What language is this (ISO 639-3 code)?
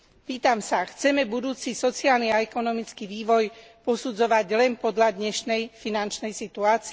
slk